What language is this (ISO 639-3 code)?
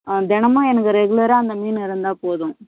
tam